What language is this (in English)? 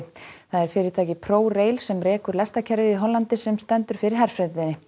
Icelandic